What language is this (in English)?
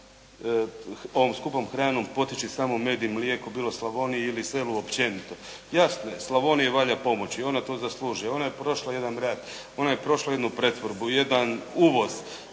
Croatian